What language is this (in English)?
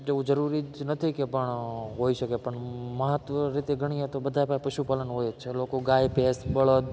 Gujarati